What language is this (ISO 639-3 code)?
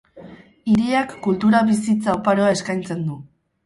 eus